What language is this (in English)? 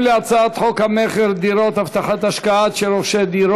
Hebrew